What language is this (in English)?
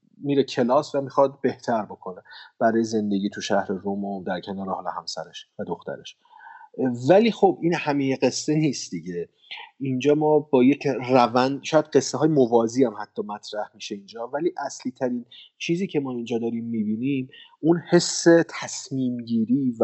Persian